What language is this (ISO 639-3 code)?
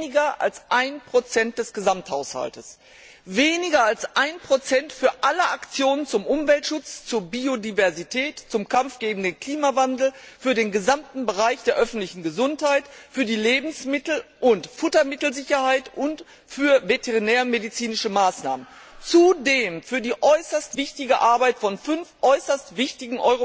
deu